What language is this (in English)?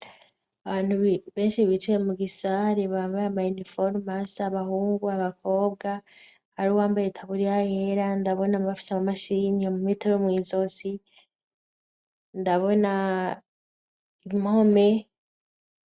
Rundi